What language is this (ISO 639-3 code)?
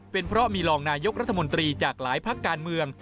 tha